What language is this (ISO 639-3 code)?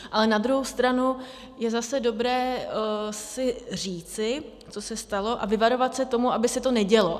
ces